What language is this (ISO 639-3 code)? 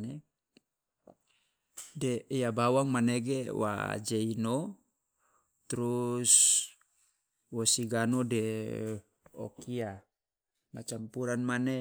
loa